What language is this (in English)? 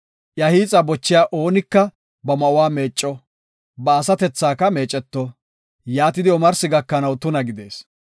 Gofa